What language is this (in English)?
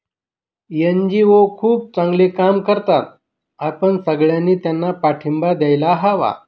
Marathi